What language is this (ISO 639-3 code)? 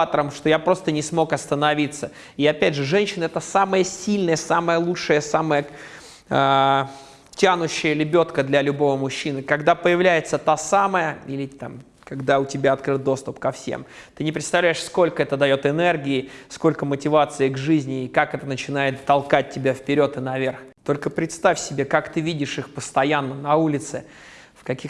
rus